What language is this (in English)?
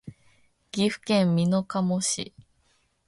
Japanese